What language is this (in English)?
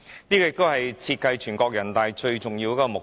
Cantonese